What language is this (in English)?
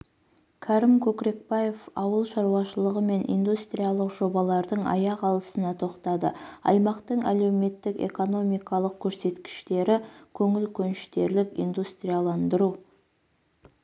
Kazakh